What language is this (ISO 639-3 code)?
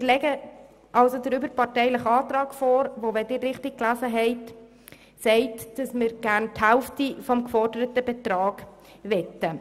gsw